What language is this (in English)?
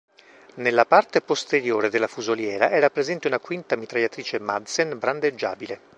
Italian